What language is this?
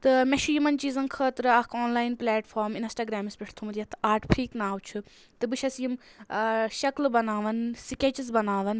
Kashmiri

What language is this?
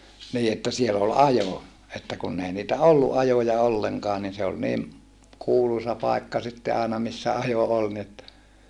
Finnish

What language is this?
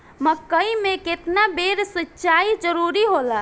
Bhojpuri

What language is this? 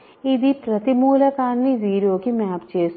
Telugu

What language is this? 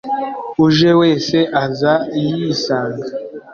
Kinyarwanda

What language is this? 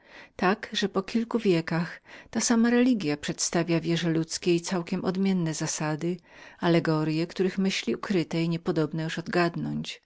Polish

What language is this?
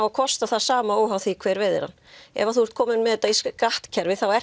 Icelandic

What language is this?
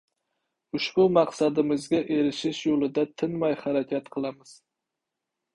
Uzbek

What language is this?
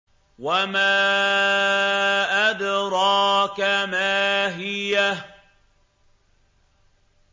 Arabic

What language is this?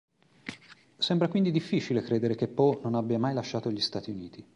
Italian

